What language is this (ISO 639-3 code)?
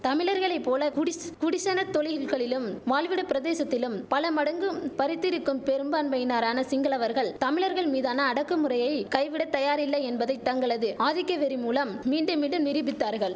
tam